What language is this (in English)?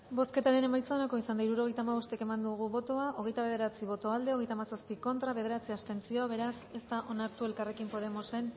Basque